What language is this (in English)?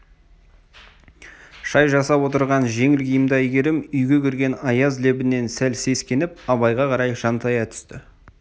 Kazakh